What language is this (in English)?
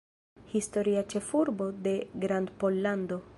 Esperanto